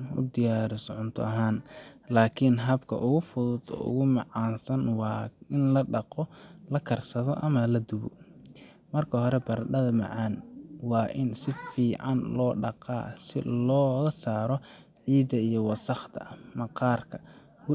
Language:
Somali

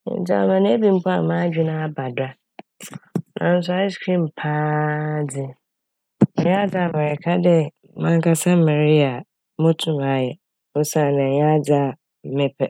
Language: Akan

